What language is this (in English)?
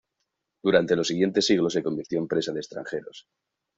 Spanish